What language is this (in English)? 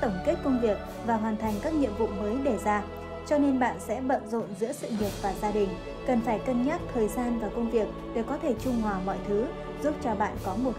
Vietnamese